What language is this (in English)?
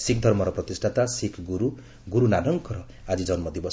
Odia